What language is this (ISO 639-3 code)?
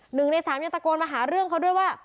tha